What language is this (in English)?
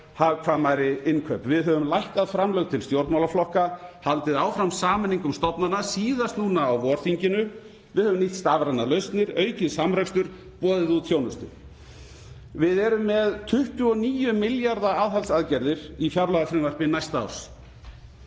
Icelandic